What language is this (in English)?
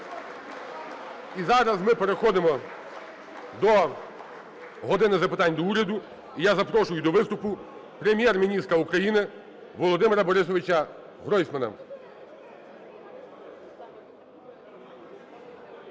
Ukrainian